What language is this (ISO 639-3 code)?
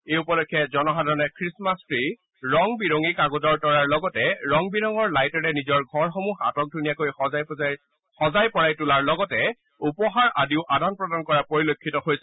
asm